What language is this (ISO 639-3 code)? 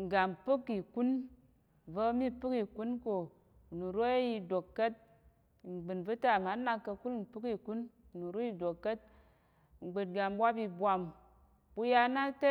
yer